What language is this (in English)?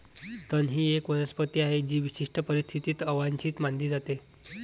Marathi